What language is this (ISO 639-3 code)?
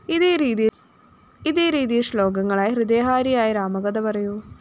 mal